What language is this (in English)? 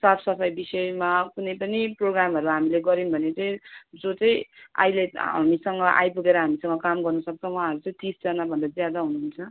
Nepali